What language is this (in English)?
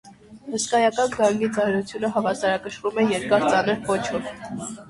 Armenian